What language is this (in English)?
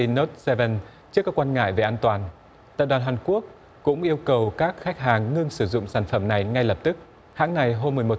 Vietnamese